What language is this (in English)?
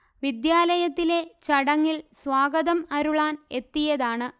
Malayalam